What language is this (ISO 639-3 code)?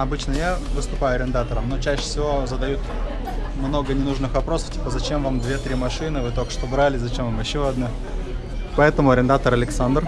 rus